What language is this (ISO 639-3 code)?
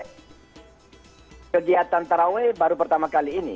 ind